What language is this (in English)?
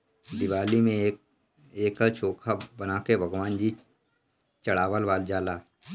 Bhojpuri